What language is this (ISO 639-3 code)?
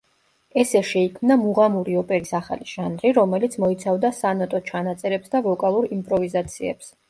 kat